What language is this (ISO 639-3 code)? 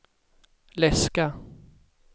swe